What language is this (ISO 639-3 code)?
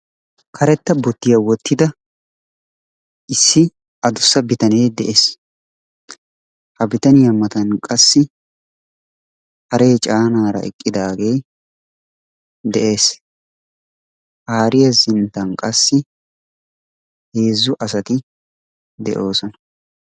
wal